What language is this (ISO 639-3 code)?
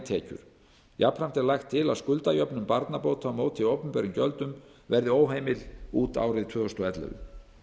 isl